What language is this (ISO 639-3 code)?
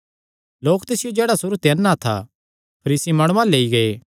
xnr